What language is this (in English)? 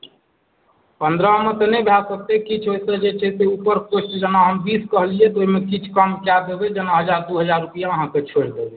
Maithili